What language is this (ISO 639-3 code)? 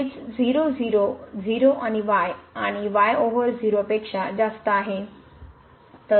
mar